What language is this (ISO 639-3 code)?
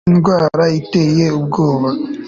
kin